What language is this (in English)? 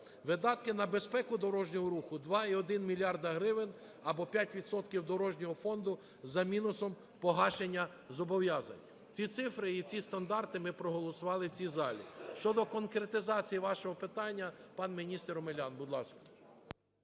Ukrainian